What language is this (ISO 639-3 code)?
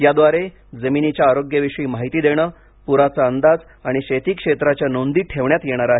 mar